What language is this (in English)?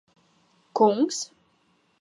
Latvian